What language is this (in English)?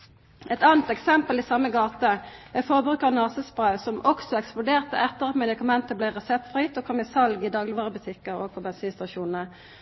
Norwegian Nynorsk